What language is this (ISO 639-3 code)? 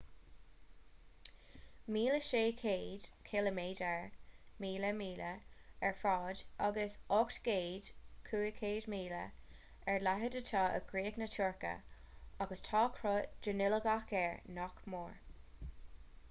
gle